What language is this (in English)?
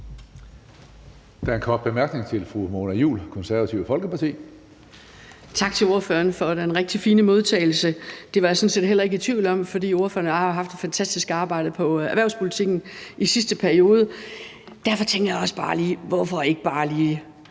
Danish